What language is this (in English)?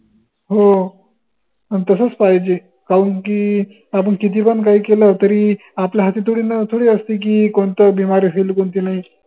Marathi